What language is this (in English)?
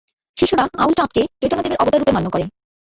Bangla